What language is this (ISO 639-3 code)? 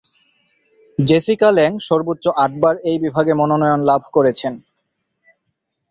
ben